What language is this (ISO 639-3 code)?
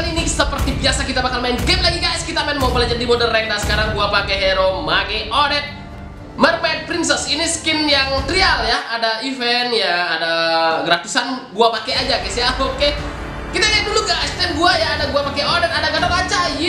ind